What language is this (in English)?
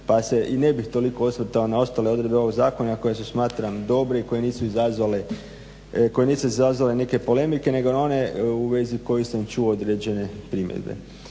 Croatian